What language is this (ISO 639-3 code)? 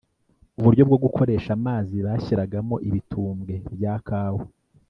kin